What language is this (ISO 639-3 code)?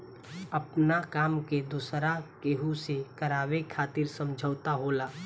bho